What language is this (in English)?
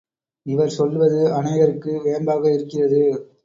Tamil